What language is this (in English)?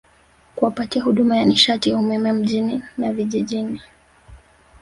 Swahili